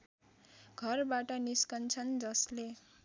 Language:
Nepali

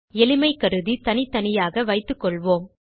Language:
Tamil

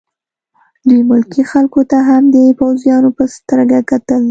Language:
Pashto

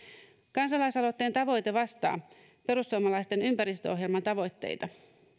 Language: Finnish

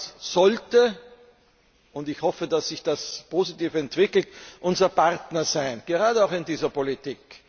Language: German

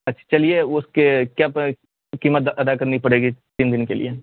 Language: Urdu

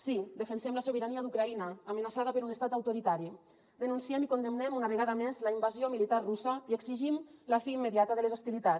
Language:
Catalan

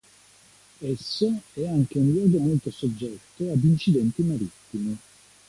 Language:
Italian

